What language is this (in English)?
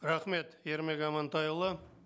Kazakh